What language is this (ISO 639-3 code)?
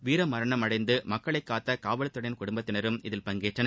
tam